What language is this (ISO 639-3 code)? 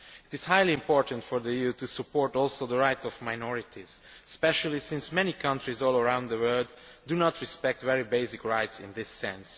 eng